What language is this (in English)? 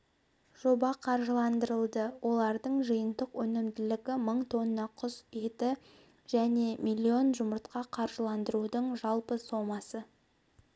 Kazakh